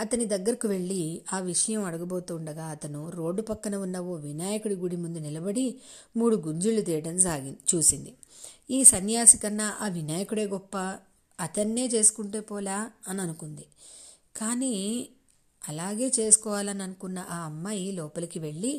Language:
Telugu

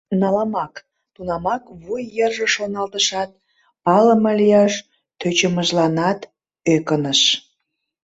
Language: Mari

